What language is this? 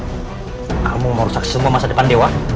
Indonesian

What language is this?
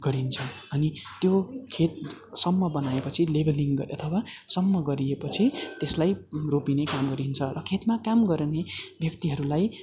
Nepali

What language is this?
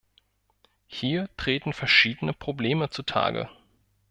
German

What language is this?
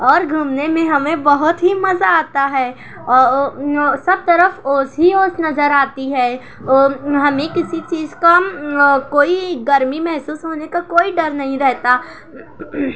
Urdu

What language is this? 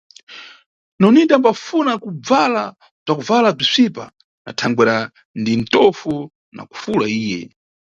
Nyungwe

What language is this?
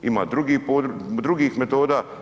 Croatian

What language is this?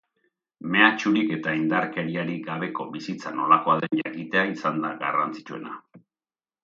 Basque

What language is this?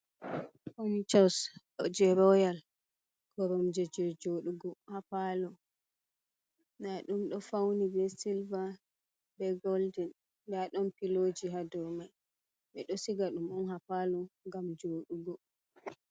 Fula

